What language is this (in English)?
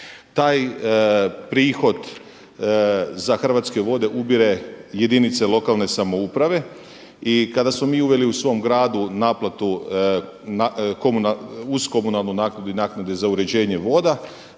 Croatian